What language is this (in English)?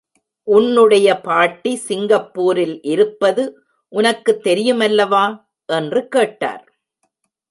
Tamil